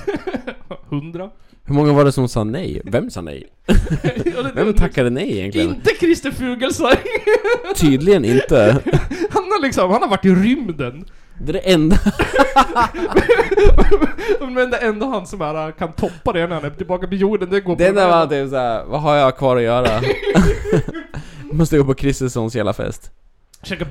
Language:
Swedish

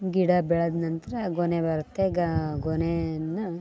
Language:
Kannada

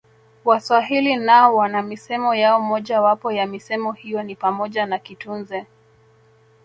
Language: Swahili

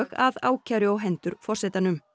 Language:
Icelandic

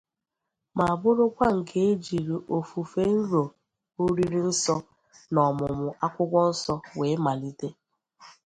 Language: Igbo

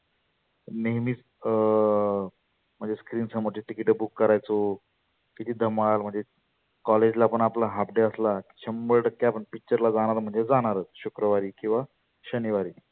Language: Marathi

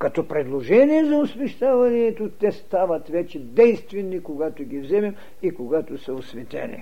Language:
Bulgarian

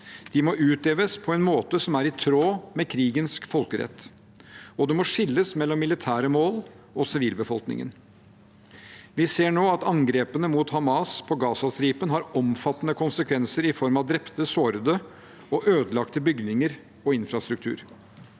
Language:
Norwegian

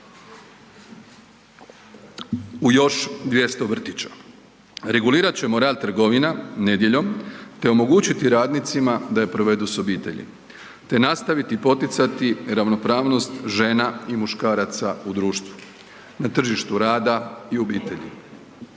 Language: Croatian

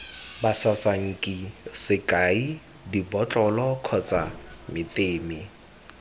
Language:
Tswana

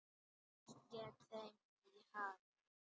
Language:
Icelandic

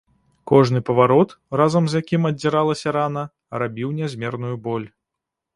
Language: Belarusian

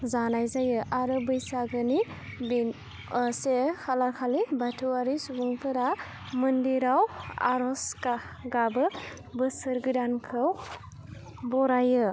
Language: Bodo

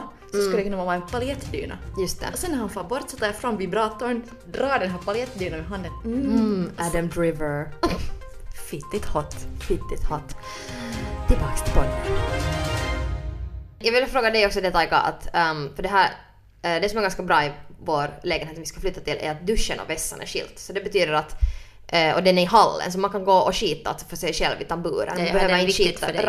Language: Swedish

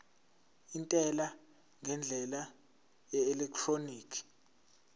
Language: Zulu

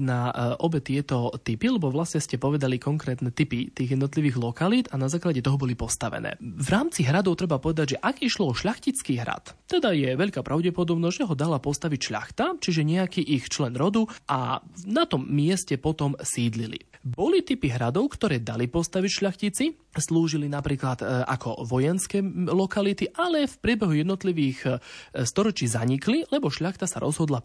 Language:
Slovak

